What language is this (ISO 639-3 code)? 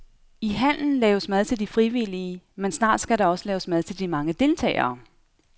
dan